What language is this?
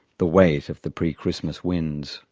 English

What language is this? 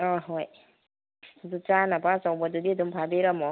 Manipuri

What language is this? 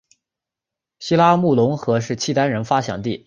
Chinese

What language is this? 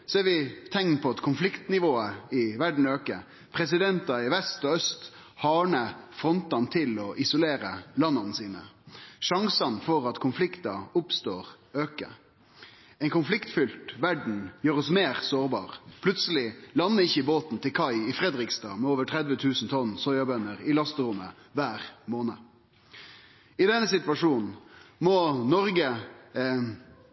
Norwegian Nynorsk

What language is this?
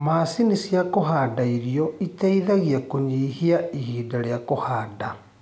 Kikuyu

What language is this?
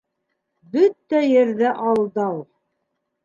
Bashkir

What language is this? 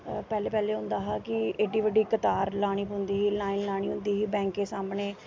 Dogri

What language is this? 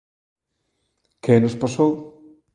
Galician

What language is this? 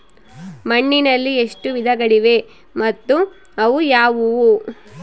Kannada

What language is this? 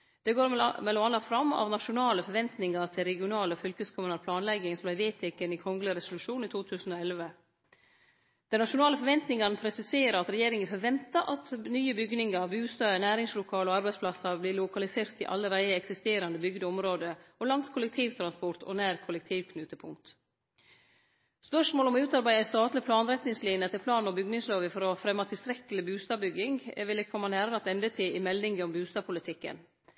Norwegian Nynorsk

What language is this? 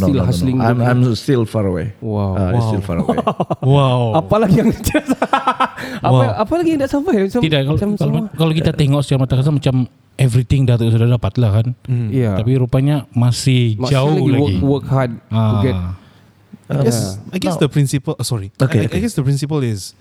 Malay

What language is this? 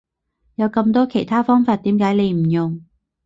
Cantonese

